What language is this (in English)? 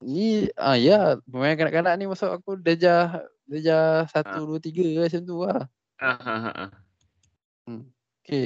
Malay